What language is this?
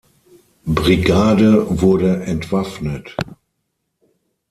German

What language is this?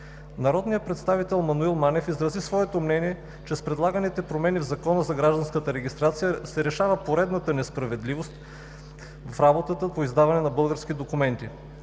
Bulgarian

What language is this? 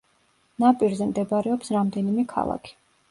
Georgian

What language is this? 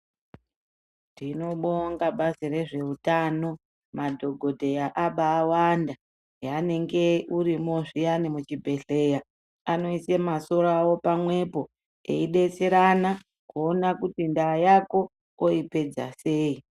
Ndau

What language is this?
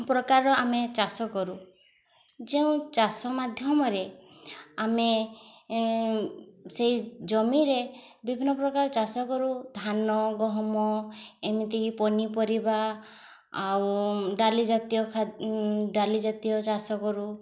Odia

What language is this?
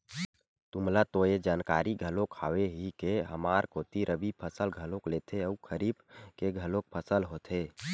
Chhattisgarhi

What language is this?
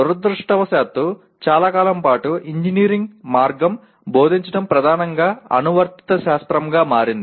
Telugu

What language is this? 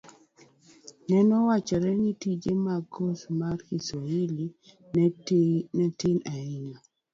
Luo (Kenya and Tanzania)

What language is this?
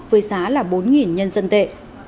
Vietnamese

